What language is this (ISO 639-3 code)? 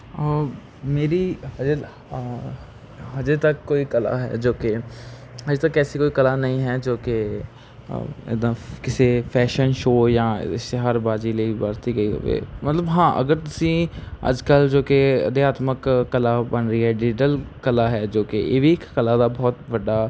pan